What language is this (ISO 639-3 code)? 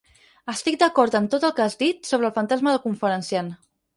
cat